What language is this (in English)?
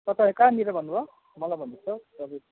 Nepali